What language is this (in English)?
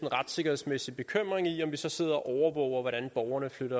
Danish